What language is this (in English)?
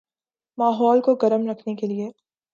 Urdu